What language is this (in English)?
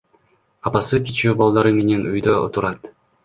Kyrgyz